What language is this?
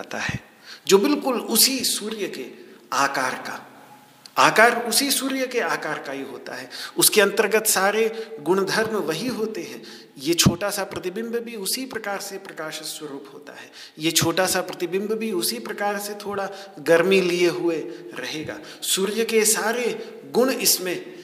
Hindi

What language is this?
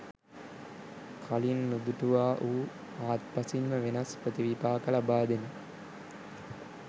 Sinhala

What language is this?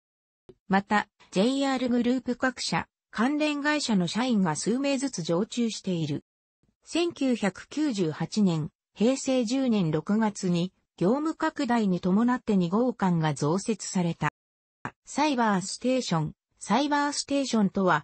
Japanese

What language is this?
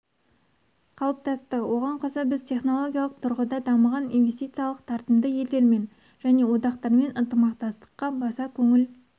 Kazakh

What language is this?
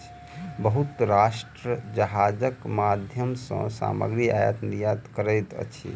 Maithili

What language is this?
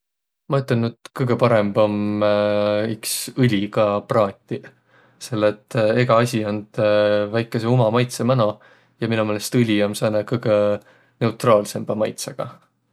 Võro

